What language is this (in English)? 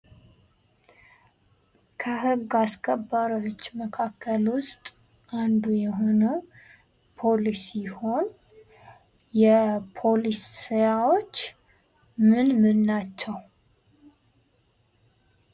Amharic